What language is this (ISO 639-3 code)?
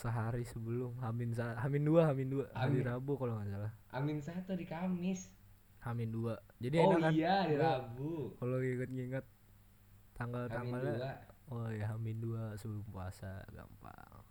ind